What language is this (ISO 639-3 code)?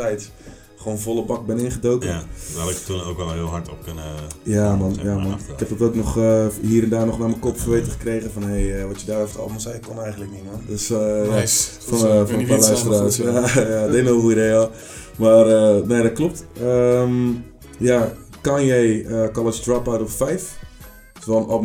nld